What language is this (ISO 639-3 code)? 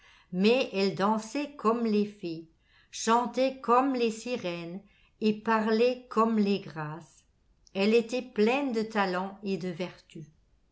fra